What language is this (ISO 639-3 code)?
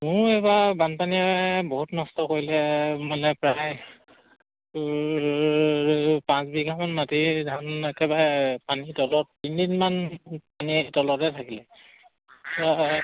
asm